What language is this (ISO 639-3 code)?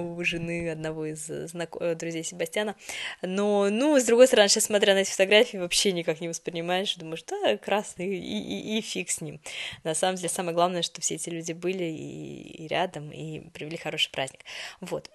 rus